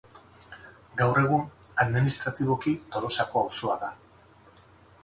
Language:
Basque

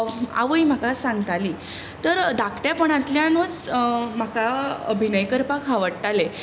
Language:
Konkani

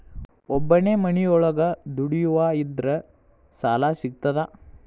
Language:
Kannada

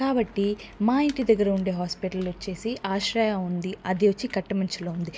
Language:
Telugu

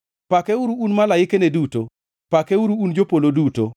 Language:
Luo (Kenya and Tanzania)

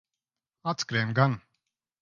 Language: Latvian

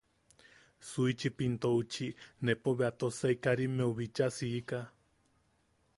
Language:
Yaqui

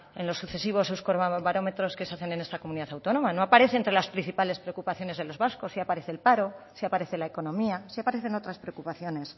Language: Spanish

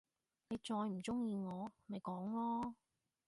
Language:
Cantonese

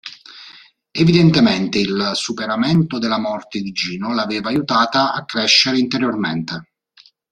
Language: Italian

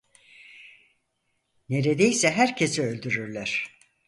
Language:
Turkish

